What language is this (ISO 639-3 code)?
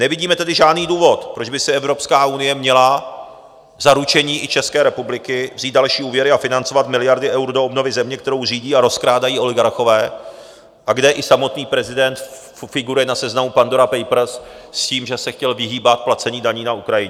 ces